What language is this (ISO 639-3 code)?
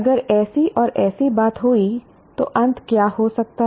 hin